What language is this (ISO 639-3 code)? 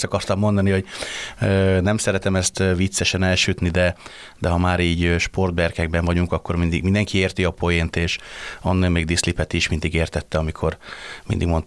hun